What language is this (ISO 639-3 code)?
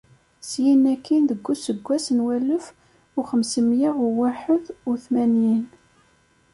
kab